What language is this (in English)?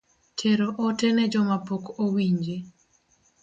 Luo (Kenya and Tanzania)